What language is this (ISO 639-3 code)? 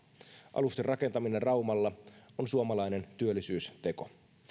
fin